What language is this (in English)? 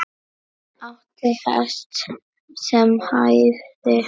Icelandic